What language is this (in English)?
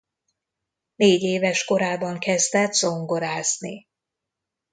Hungarian